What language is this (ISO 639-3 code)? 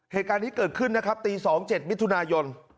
tha